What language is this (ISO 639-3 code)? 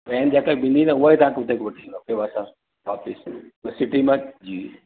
snd